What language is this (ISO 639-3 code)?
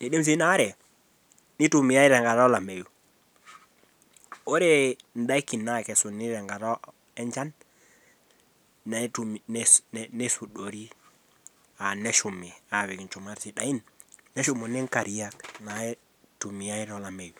mas